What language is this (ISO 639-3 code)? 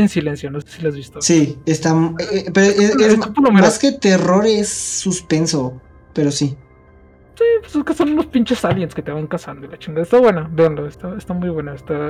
spa